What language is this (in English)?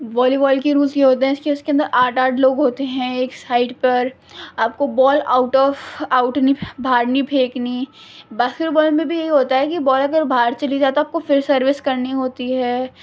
Urdu